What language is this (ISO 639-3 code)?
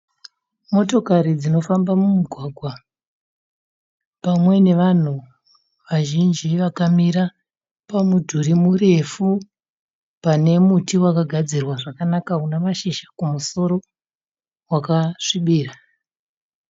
sna